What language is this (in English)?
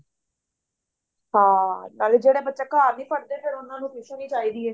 Punjabi